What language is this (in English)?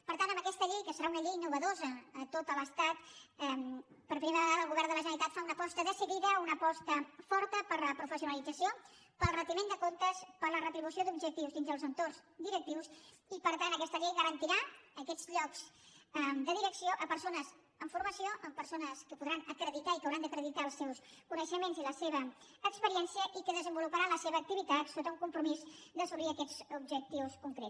Catalan